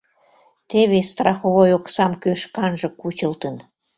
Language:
Mari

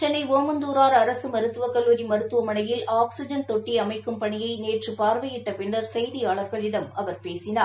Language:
Tamil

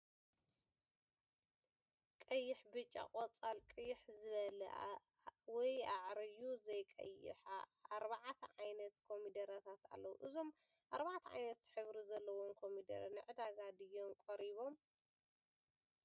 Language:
Tigrinya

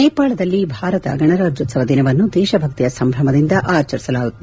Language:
Kannada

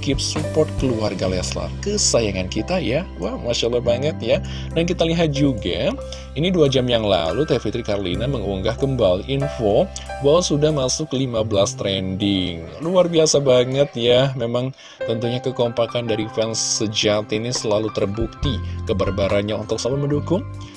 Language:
Indonesian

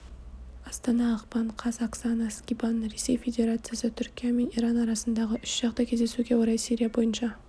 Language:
Kazakh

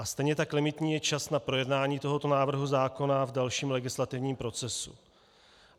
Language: Czech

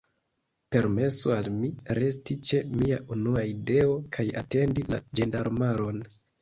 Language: Esperanto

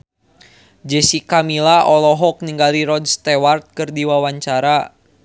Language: Sundanese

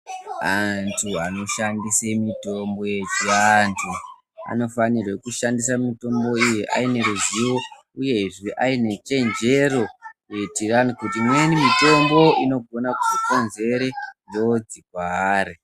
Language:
Ndau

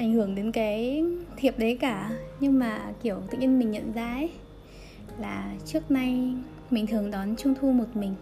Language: Vietnamese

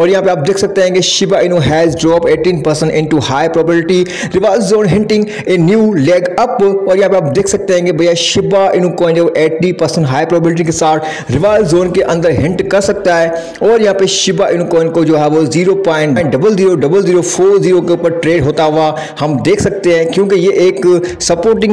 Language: Hindi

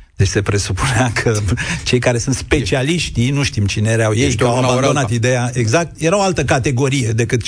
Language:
Romanian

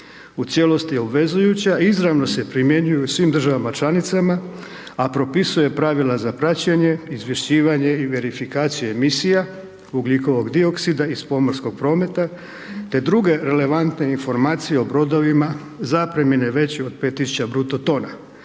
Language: Croatian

